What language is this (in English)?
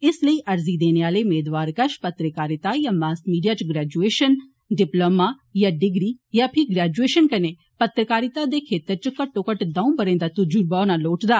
Dogri